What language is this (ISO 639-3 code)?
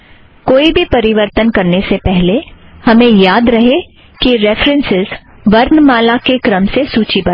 hin